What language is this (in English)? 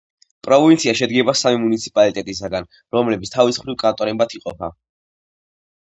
Georgian